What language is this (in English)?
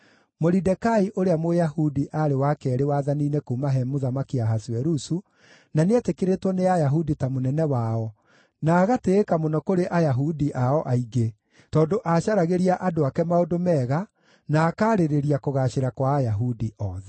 Kikuyu